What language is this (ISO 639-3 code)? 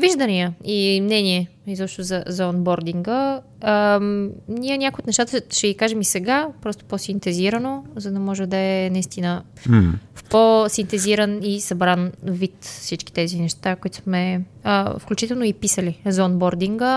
bul